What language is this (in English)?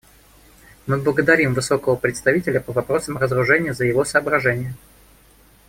Russian